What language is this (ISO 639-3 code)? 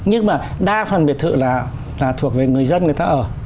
vie